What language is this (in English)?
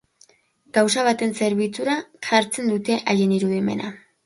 Basque